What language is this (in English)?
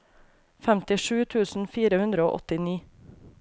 Norwegian